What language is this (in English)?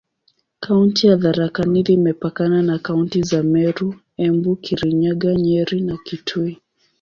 Swahili